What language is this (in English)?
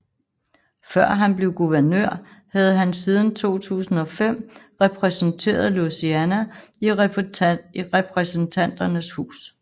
Danish